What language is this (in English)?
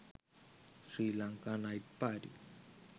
Sinhala